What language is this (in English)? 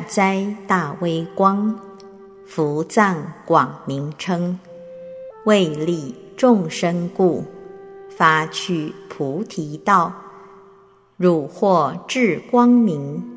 Chinese